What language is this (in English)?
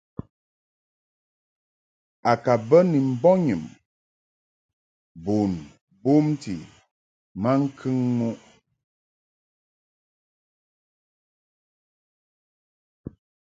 Mungaka